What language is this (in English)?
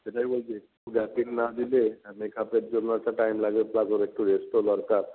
Bangla